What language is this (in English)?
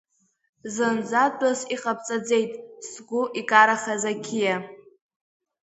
Abkhazian